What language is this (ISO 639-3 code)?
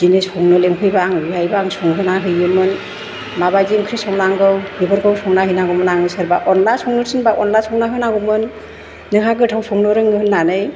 brx